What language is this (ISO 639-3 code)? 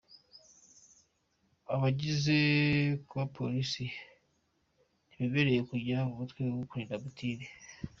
kin